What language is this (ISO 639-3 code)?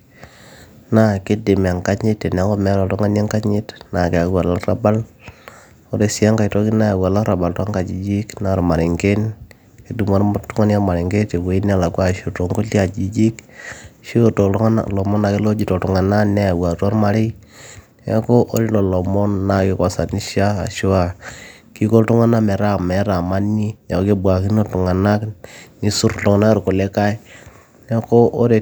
mas